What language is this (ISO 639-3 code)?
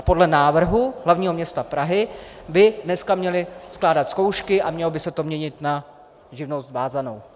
ces